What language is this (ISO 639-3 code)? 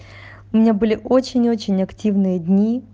rus